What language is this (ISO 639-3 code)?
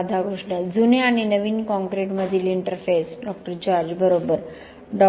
mar